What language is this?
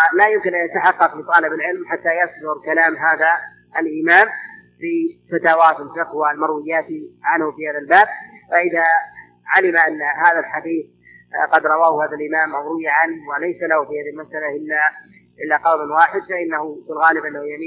Arabic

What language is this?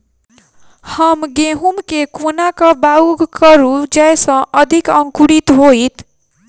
Maithili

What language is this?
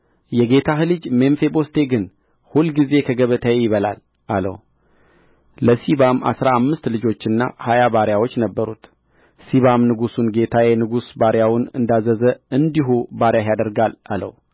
Amharic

